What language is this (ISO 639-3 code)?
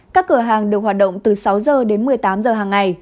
vie